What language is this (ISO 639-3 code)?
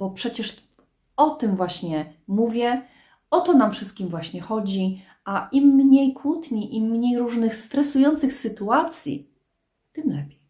pol